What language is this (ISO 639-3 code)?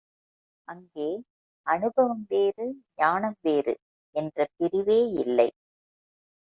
tam